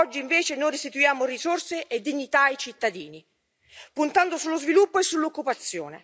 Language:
Italian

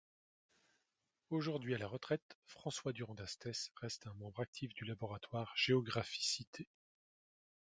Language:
French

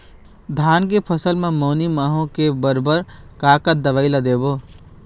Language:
Chhattisgarhi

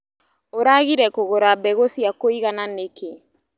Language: Kikuyu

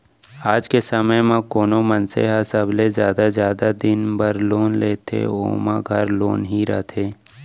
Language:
Chhattisgarhi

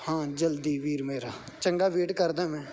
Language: Punjabi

